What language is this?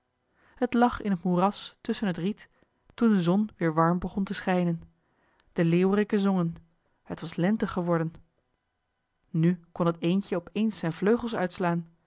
Dutch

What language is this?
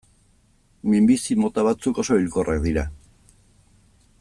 Basque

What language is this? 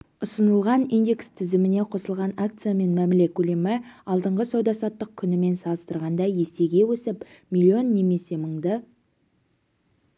Kazakh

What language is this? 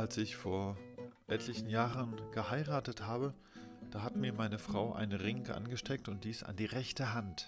German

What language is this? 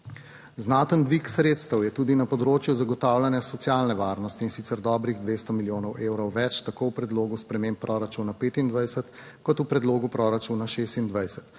Slovenian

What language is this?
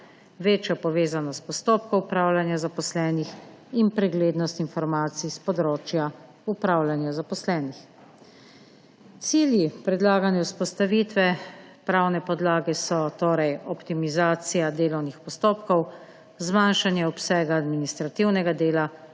Slovenian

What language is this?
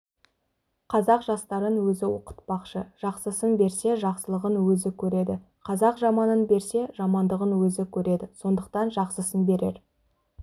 Kazakh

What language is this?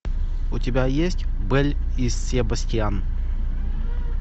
Russian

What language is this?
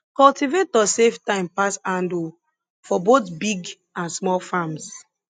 Nigerian Pidgin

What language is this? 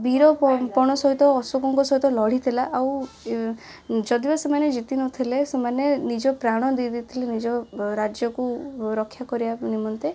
Odia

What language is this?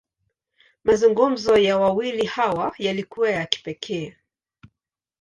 Swahili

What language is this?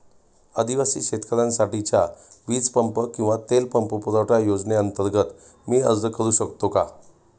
Marathi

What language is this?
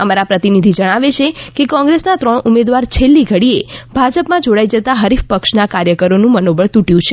Gujarati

